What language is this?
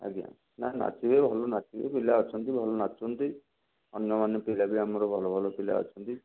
Odia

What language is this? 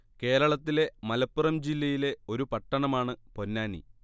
Malayalam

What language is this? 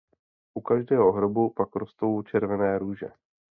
Czech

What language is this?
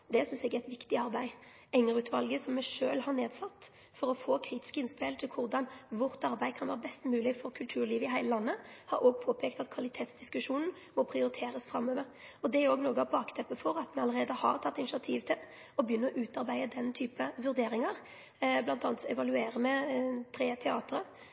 Norwegian Nynorsk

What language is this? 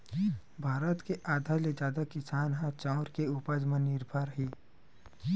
Chhattisgarhi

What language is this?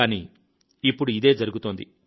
Telugu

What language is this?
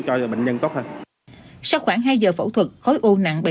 Vietnamese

